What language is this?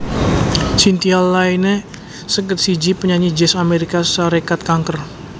Javanese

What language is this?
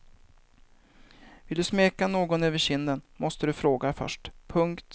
Swedish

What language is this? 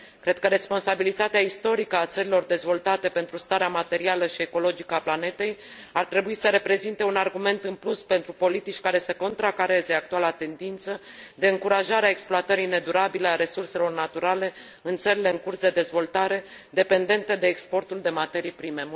Romanian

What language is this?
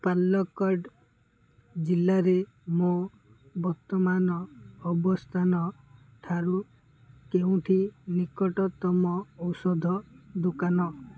Odia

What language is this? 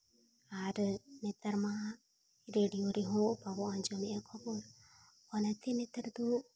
Santali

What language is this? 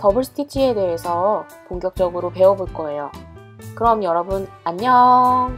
Korean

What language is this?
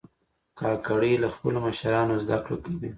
Pashto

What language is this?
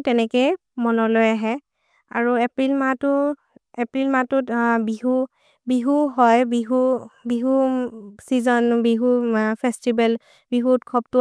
Maria (India)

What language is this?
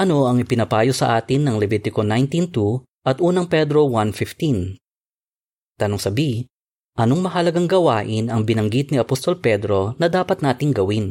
Filipino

